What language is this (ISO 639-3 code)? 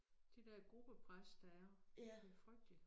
dan